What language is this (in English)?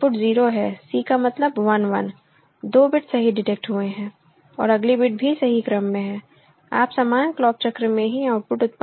Hindi